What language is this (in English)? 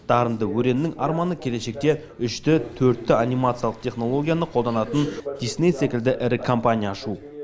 Kazakh